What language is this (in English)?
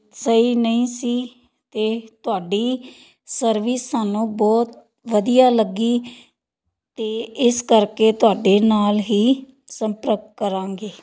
Punjabi